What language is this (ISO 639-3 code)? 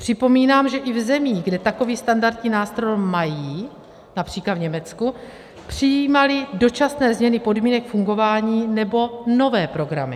ces